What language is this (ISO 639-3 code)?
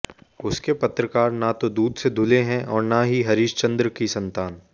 hin